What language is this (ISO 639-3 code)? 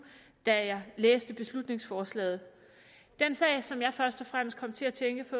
dan